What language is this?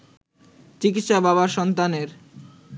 Bangla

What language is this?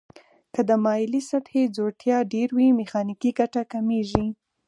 Pashto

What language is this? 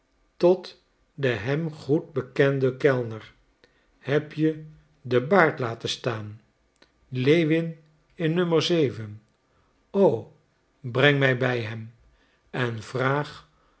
Dutch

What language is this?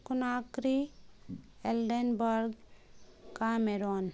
Urdu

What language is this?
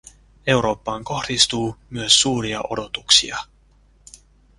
Finnish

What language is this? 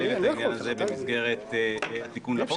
Hebrew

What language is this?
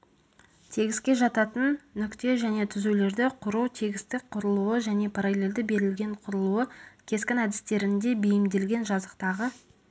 Kazakh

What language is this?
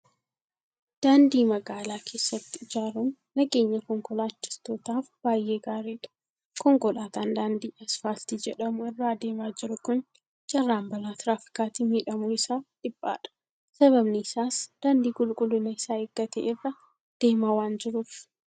Oromo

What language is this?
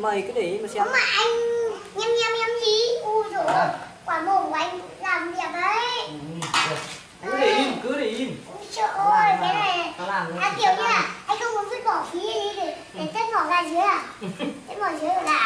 Vietnamese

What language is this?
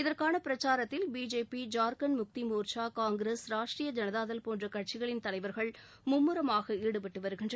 Tamil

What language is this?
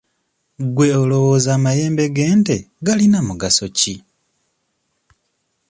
Ganda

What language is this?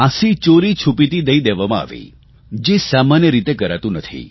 Gujarati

